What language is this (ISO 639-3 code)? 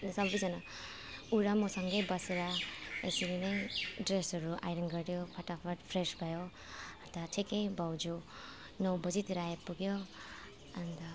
nep